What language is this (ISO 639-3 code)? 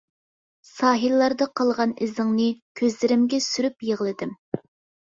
uig